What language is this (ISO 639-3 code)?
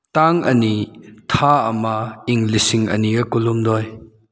mni